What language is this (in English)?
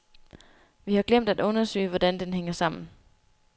Danish